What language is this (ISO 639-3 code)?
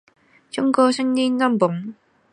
zho